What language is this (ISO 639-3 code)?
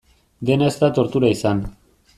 eus